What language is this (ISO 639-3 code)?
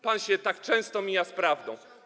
pol